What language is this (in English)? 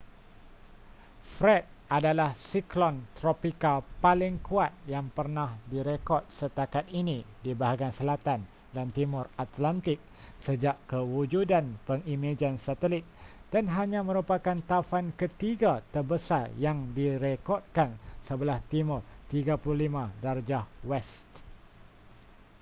Malay